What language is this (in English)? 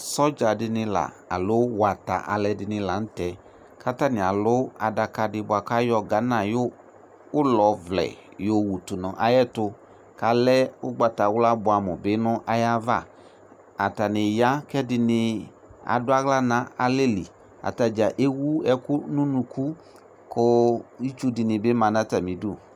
Ikposo